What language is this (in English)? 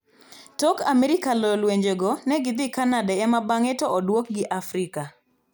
Luo (Kenya and Tanzania)